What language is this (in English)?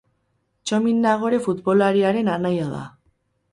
Basque